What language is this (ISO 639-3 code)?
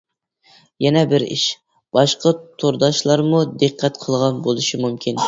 uig